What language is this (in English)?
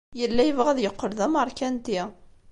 Kabyle